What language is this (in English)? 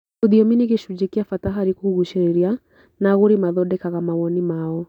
Kikuyu